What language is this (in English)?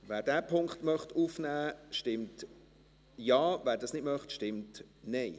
Swiss German